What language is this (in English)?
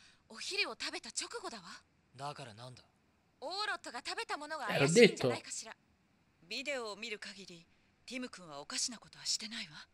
Italian